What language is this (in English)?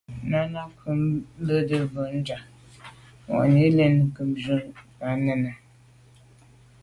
Medumba